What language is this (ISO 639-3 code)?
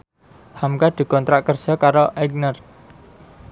jav